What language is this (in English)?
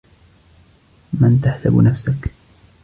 Arabic